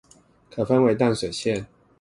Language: Chinese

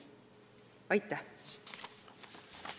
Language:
Estonian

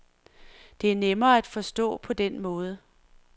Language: Danish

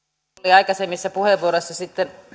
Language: Finnish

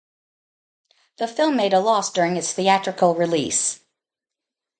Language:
English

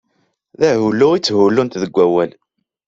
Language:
Kabyle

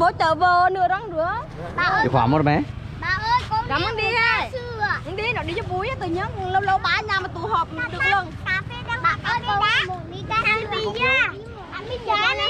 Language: Vietnamese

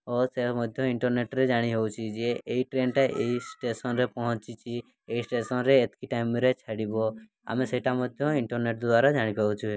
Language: Odia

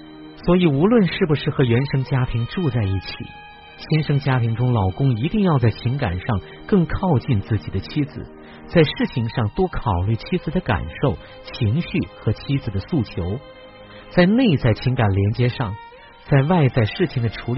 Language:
Chinese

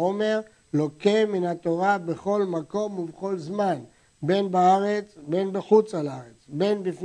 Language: Hebrew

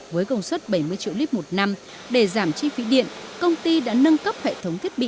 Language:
Vietnamese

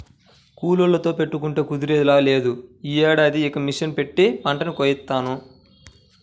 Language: Telugu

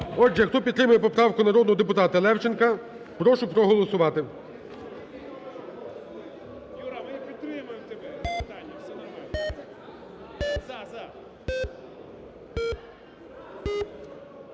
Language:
Ukrainian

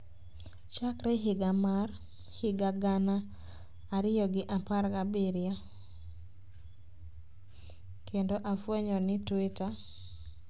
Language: Luo (Kenya and Tanzania)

